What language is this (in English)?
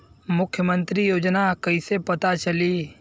Bhojpuri